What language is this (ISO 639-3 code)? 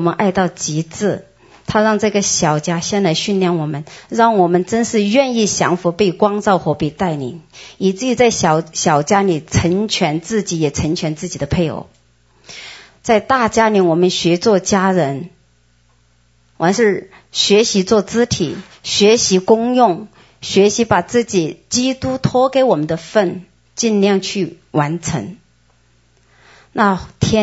zho